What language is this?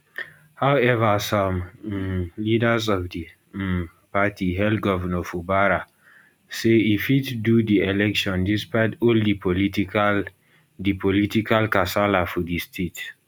Nigerian Pidgin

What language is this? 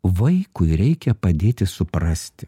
Lithuanian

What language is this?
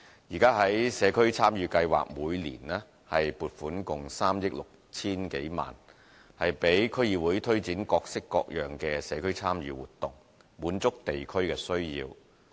Cantonese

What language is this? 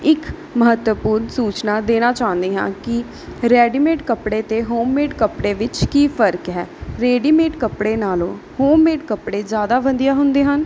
Punjabi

